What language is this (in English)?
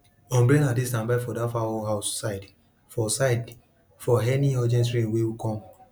Nigerian Pidgin